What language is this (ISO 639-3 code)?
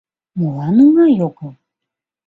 chm